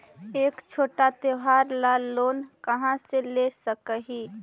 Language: Magahi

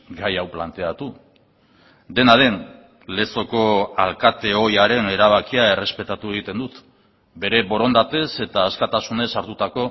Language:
Basque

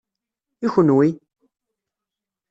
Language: Kabyle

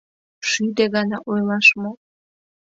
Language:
Mari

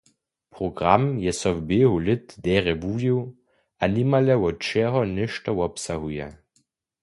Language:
Upper Sorbian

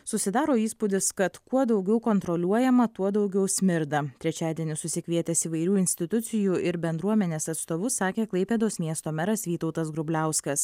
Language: Lithuanian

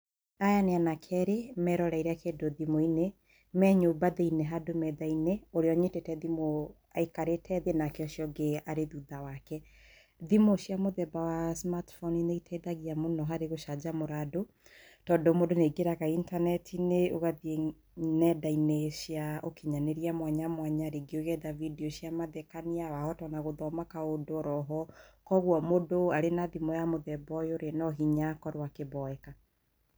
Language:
Kikuyu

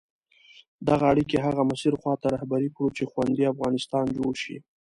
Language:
Pashto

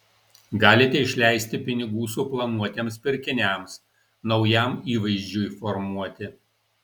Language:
Lithuanian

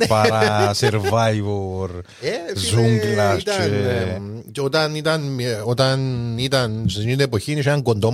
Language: Greek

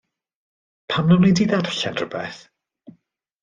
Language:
Welsh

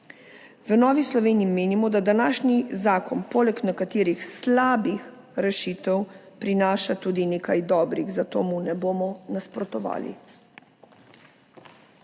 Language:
Slovenian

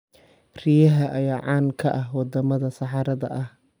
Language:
Somali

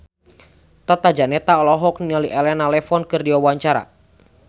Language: Sundanese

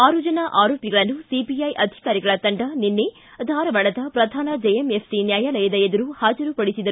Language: Kannada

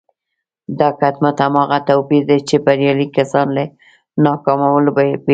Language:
Pashto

